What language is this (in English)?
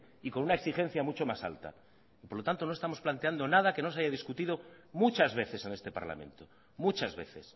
Spanish